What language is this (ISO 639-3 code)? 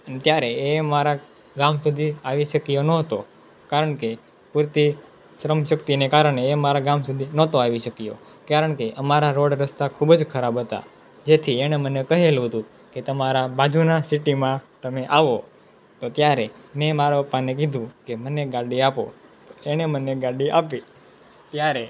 guj